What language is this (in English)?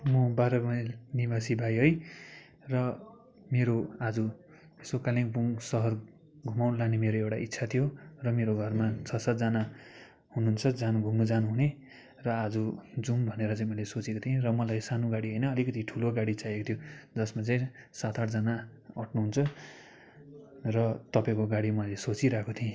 Nepali